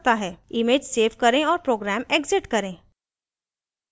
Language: Hindi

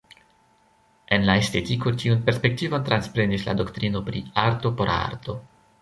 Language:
Esperanto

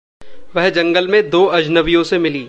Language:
Hindi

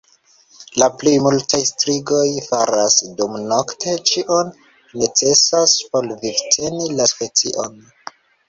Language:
Esperanto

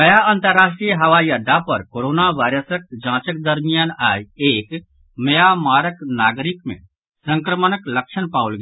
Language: Maithili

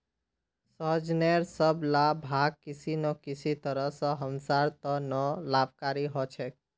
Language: Magahi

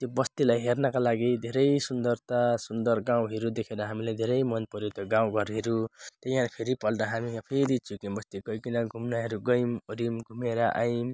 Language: Nepali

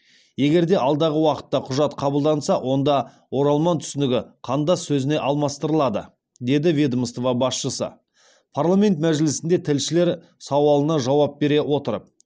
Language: Kazakh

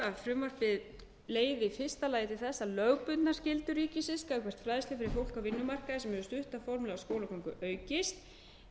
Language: Icelandic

